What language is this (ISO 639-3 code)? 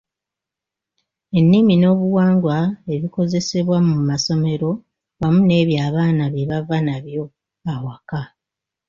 lug